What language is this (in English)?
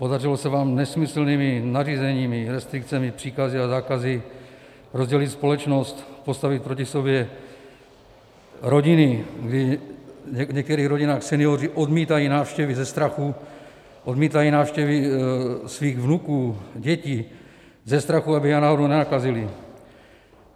Czech